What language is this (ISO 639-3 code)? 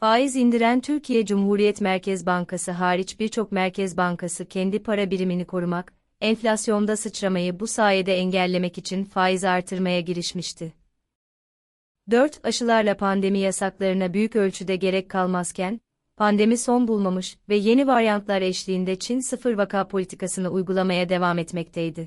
tur